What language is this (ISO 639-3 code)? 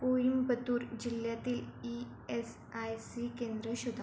mar